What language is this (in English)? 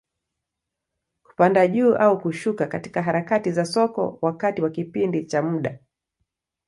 Swahili